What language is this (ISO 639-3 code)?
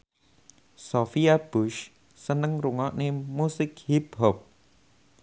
jav